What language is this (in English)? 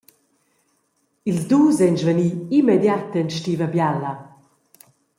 Romansh